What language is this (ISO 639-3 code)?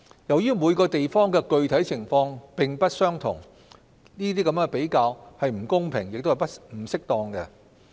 yue